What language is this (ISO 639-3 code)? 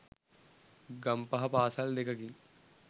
sin